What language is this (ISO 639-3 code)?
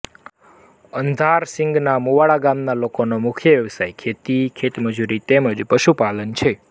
guj